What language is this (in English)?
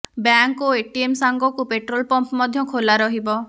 Odia